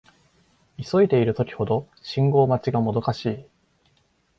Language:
Japanese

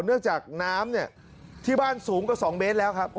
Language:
Thai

